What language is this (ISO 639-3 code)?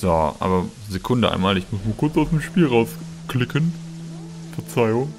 deu